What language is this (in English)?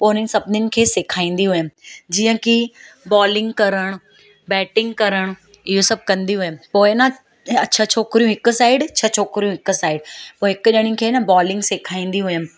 Sindhi